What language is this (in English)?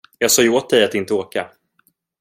Swedish